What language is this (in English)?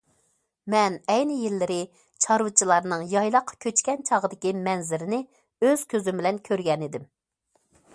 Uyghur